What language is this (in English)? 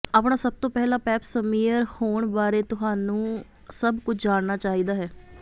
Punjabi